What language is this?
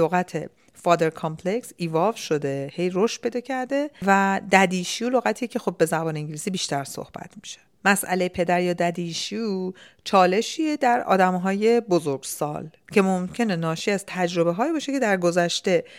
Persian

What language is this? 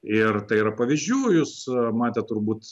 Lithuanian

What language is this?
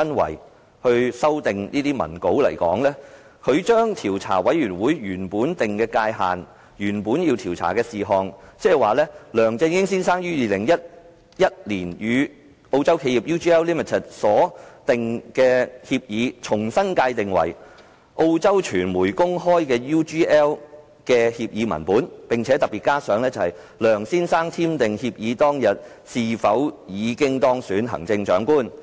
Cantonese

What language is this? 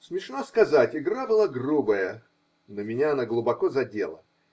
Russian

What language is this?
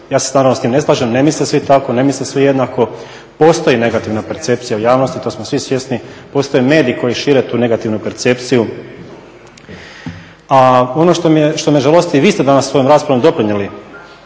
Croatian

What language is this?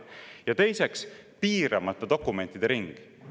Estonian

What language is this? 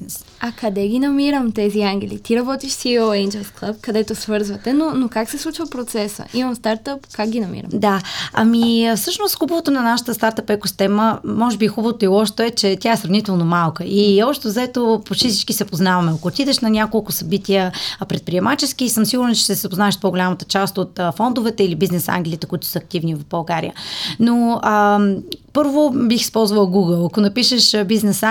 Bulgarian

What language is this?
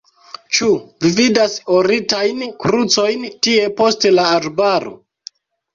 Esperanto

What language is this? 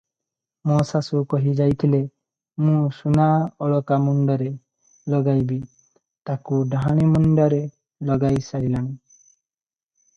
Odia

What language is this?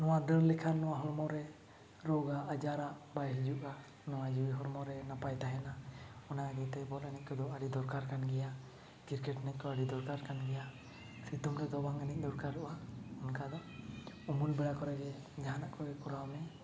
Santali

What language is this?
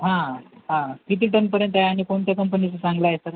Marathi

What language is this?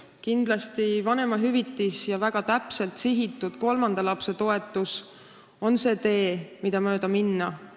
Estonian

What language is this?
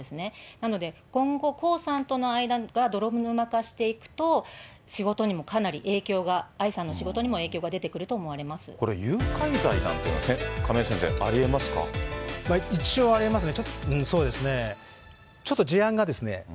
Japanese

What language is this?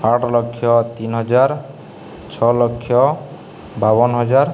Odia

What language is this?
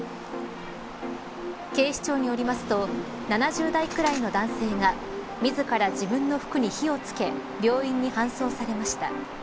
Japanese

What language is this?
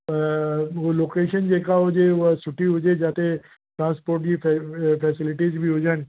Sindhi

